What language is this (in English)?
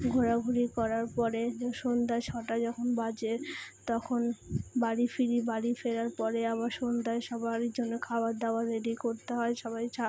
Bangla